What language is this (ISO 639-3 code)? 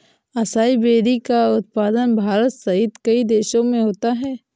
hin